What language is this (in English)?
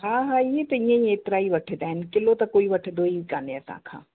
Sindhi